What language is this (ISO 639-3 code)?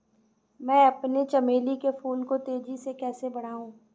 hin